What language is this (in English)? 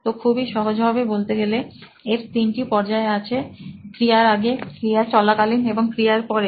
Bangla